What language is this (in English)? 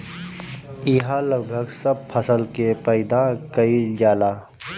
Bhojpuri